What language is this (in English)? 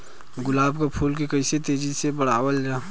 Bhojpuri